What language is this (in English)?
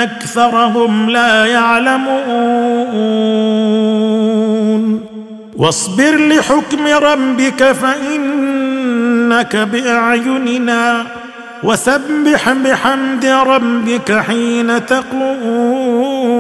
Arabic